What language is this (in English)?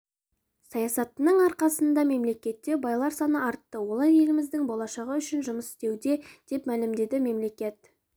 Kazakh